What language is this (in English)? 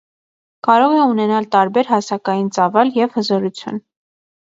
Armenian